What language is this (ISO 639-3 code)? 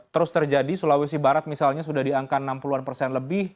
ind